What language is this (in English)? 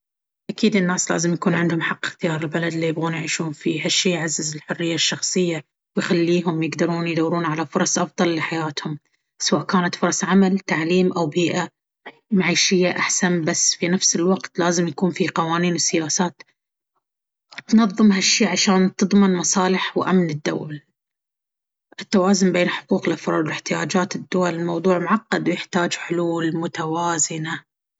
Baharna Arabic